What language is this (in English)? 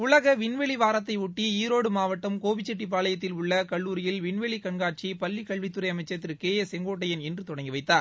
Tamil